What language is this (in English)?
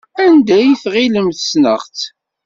Kabyle